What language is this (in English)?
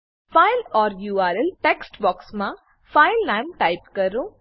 Gujarati